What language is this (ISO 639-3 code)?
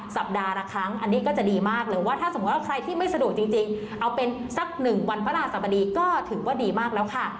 tha